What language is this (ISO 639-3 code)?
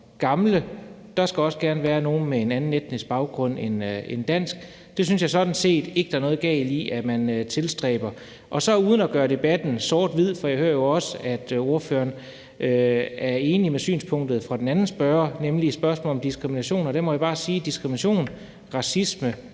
dan